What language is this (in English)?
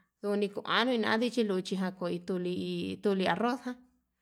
Yutanduchi Mixtec